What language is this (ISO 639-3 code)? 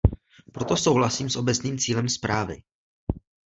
ces